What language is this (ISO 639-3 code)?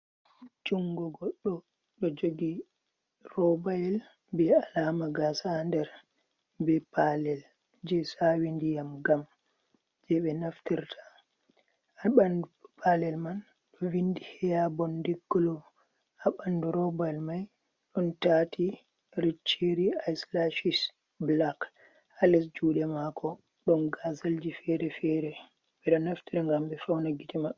ful